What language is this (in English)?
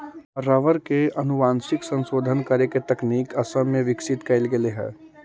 Magahi